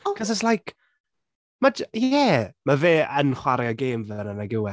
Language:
Welsh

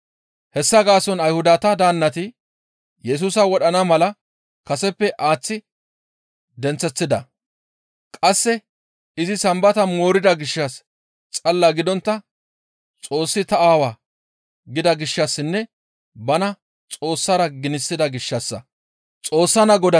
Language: Gamo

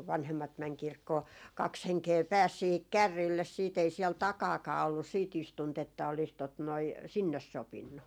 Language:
Finnish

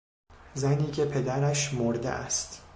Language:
Persian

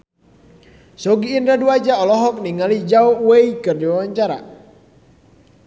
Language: Sundanese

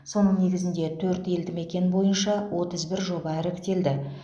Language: Kazakh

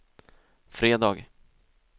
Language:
Swedish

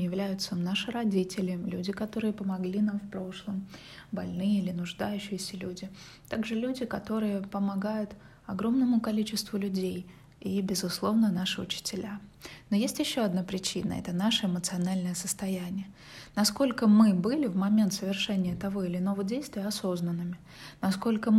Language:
Russian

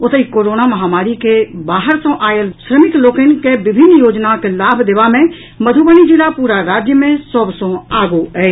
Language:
Maithili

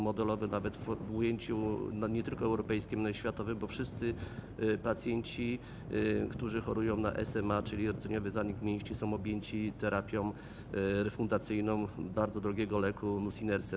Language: Polish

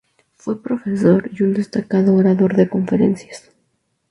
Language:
Spanish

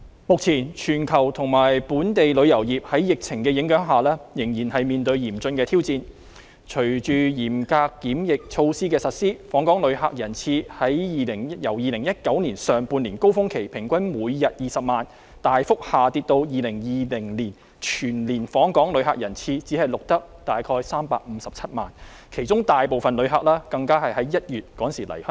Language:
Cantonese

